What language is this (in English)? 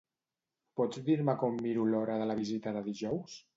Catalan